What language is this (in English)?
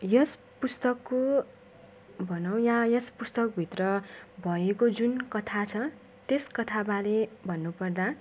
Nepali